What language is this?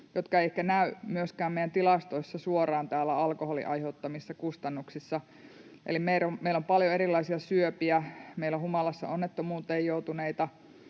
Finnish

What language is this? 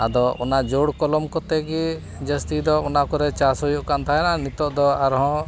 Santali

